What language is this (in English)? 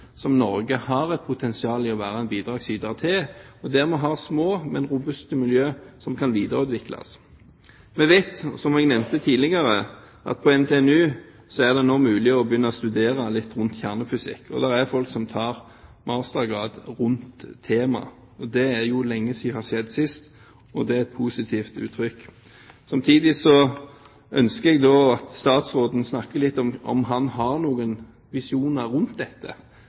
Norwegian Bokmål